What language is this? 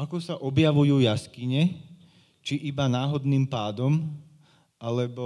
Slovak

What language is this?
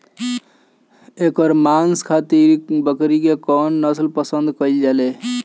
Bhojpuri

